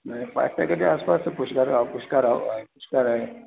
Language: Sindhi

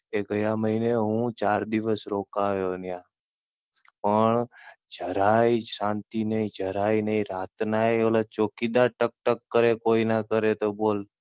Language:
Gujarati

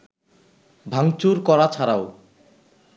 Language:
Bangla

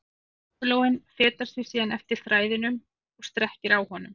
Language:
Icelandic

